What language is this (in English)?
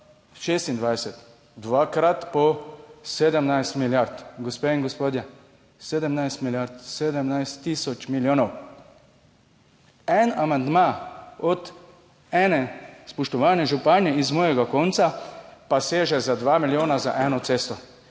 Slovenian